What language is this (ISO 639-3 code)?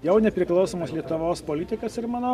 lit